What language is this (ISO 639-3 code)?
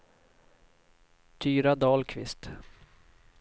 swe